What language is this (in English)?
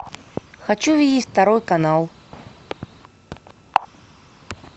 Russian